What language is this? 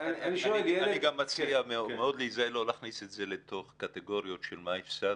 Hebrew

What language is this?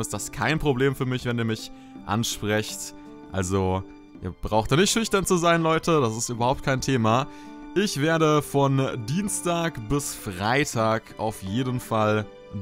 German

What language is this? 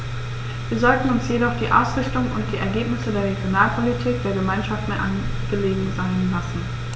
German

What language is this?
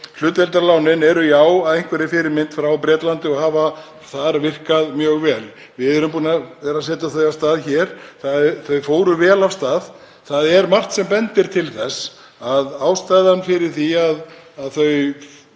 Icelandic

